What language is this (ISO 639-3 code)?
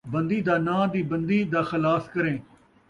skr